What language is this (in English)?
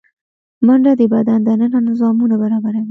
Pashto